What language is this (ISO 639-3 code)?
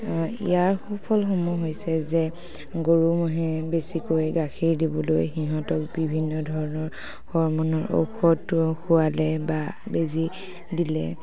asm